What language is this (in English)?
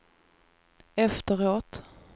Swedish